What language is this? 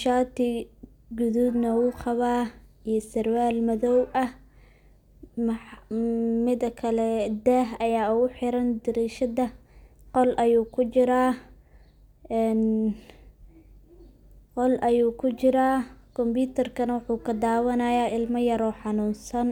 Somali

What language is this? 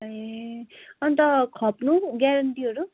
Nepali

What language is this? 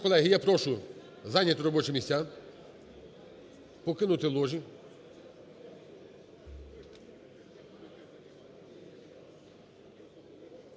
Ukrainian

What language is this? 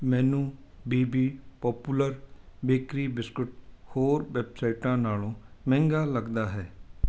Punjabi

